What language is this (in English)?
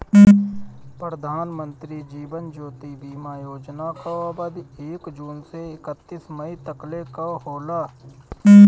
Bhojpuri